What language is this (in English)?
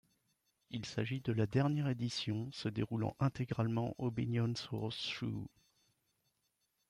French